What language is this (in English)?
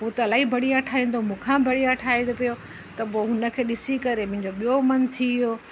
Sindhi